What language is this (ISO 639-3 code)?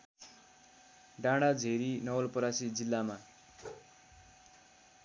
nep